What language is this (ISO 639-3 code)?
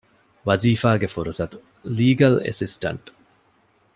div